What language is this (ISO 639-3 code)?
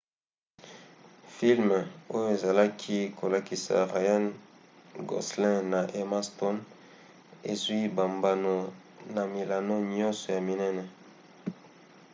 lin